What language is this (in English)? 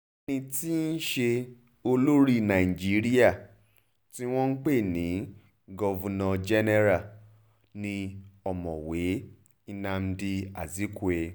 Yoruba